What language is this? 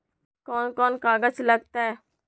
Magahi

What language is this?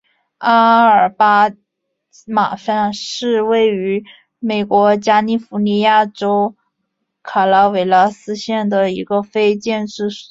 Chinese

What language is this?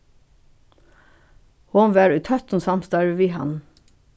Faroese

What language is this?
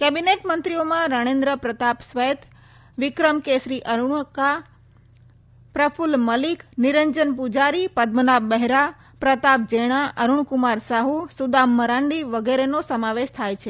Gujarati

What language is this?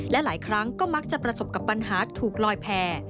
Thai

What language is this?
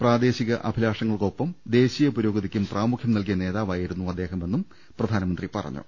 Malayalam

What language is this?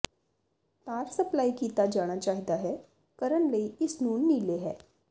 Punjabi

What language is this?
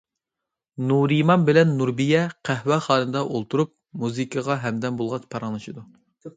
Uyghur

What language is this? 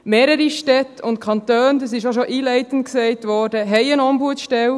Swiss German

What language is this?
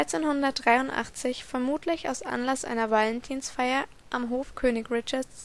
German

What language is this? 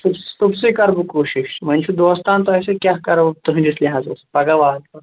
Kashmiri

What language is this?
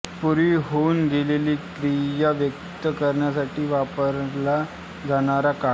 Marathi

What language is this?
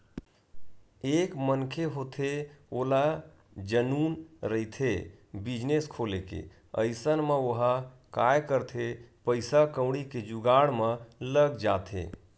Chhattisgarhi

